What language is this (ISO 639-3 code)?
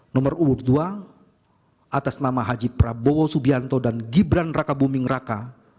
ind